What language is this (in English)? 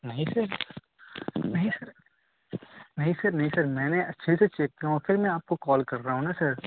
Urdu